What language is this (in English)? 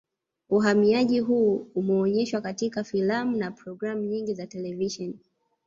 Swahili